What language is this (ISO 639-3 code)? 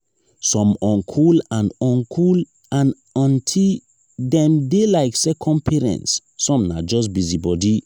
pcm